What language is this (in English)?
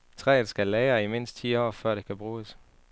Danish